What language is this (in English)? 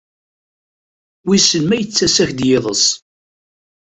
Kabyle